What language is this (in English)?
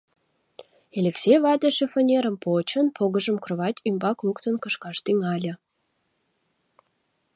Mari